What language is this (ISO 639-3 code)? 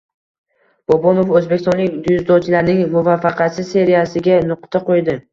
uzb